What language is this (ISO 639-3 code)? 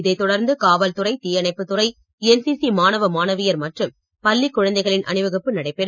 tam